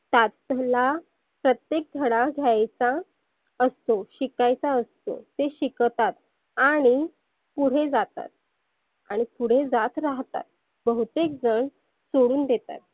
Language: Marathi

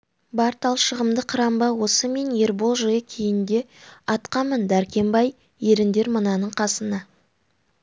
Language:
Kazakh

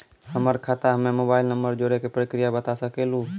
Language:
Maithili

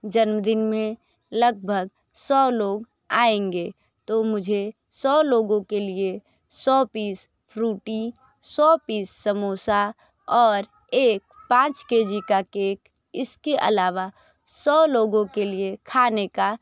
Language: Hindi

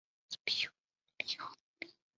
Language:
Chinese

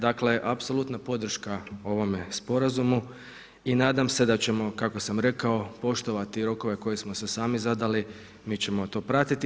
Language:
Croatian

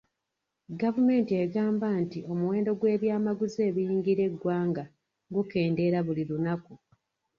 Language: Ganda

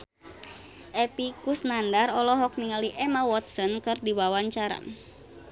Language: Sundanese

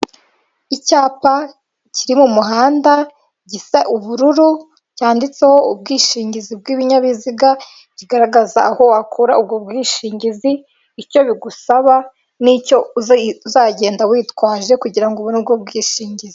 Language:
Kinyarwanda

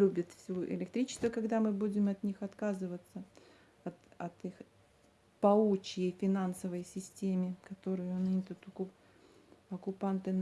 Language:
Russian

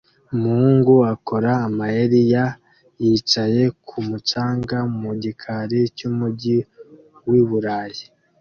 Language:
Kinyarwanda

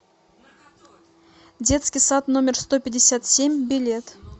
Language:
Russian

